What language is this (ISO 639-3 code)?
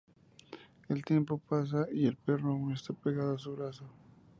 spa